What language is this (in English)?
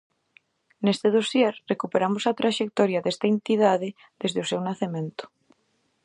Galician